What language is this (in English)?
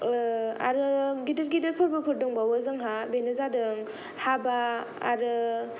Bodo